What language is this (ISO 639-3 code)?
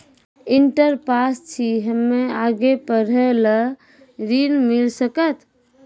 mai